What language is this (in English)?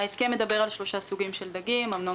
Hebrew